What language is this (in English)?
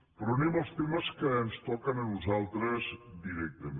Catalan